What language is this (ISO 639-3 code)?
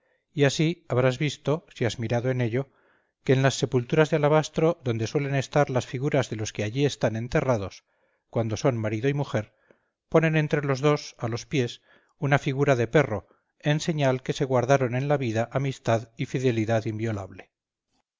spa